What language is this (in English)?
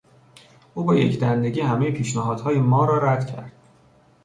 Persian